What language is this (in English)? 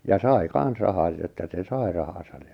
Finnish